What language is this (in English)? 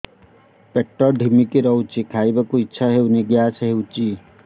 Odia